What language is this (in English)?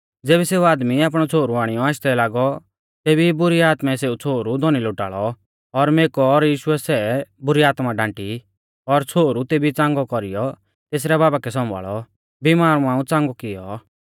Mahasu Pahari